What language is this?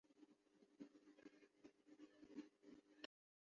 Urdu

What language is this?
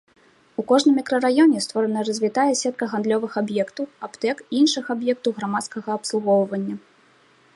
Belarusian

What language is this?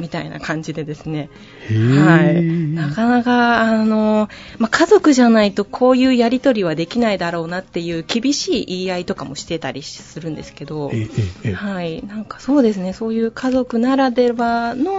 Japanese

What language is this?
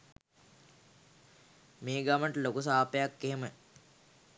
Sinhala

